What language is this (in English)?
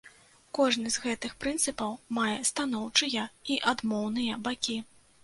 Belarusian